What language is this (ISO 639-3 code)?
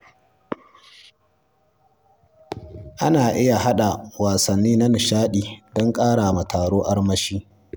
hau